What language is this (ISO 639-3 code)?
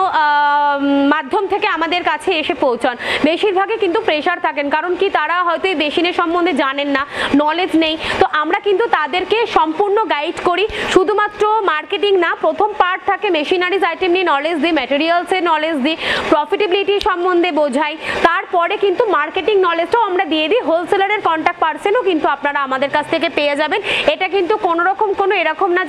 hin